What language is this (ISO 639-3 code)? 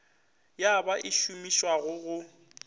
nso